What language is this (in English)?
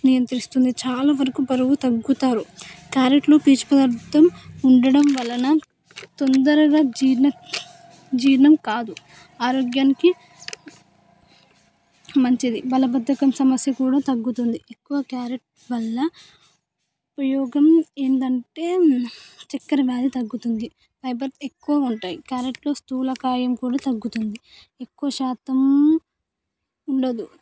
Telugu